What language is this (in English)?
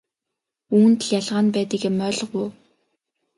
Mongolian